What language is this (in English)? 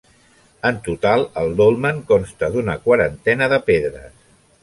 Catalan